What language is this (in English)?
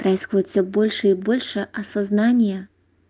Russian